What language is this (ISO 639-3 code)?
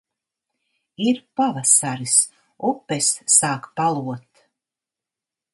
lav